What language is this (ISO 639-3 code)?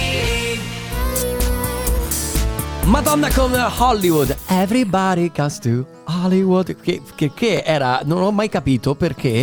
ita